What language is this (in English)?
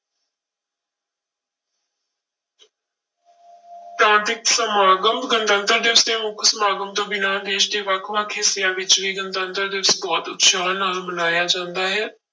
Punjabi